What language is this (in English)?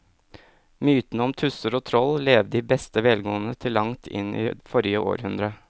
Norwegian